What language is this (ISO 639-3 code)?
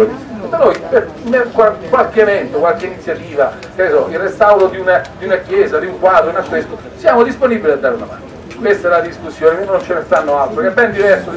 ita